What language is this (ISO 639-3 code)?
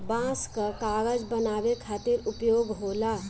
bho